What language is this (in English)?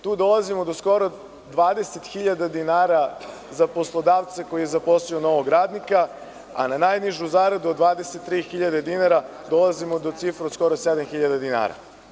Serbian